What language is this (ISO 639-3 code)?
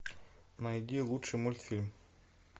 rus